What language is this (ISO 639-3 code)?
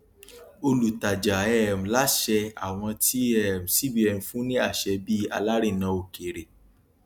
yor